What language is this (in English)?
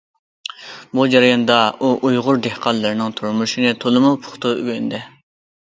Uyghur